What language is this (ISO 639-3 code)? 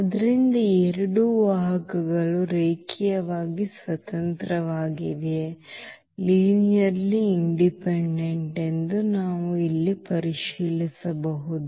kan